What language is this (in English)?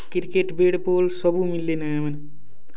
Odia